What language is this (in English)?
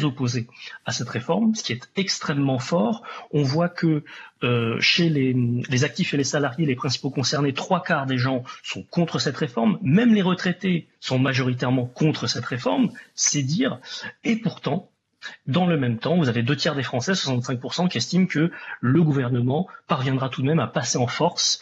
French